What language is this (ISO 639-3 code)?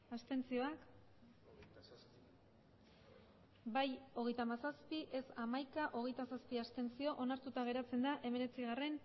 eus